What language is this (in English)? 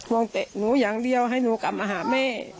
Thai